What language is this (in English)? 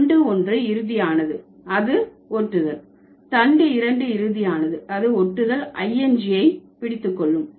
Tamil